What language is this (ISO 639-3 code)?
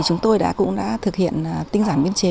vie